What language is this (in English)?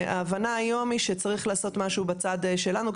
Hebrew